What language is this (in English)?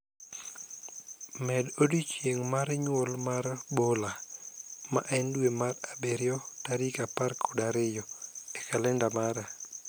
Luo (Kenya and Tanzania)